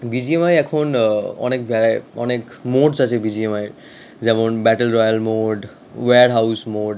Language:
Bangla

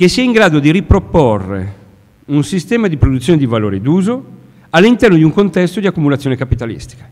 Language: Italian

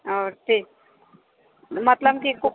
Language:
Maithili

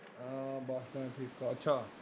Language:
Punjabi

